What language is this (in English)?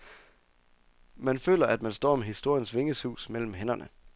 Danish